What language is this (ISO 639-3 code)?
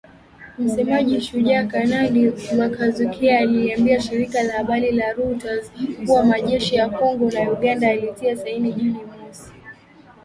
swa